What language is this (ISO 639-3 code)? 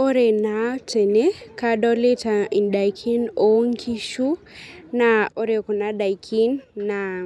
mas